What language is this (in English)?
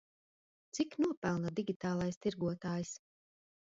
Latvian